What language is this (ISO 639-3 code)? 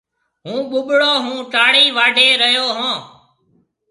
mve